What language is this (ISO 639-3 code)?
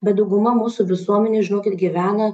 lit